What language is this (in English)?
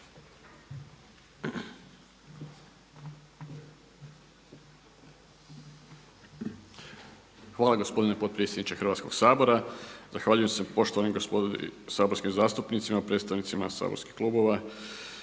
Croatian